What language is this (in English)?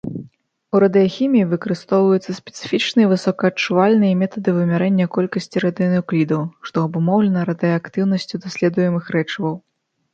Belarusian